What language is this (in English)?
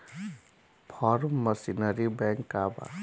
Bhojpuri